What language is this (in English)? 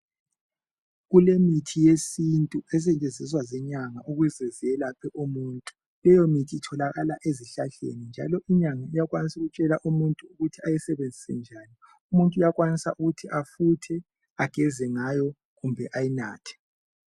North Ndebele